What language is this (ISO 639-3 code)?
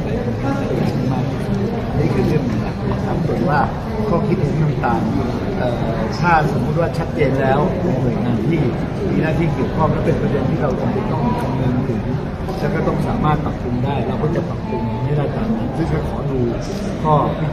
tha